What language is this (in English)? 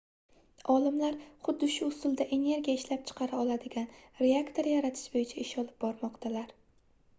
Uzbek